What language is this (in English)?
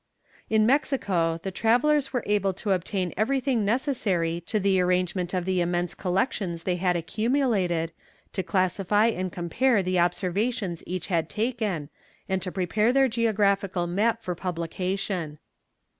English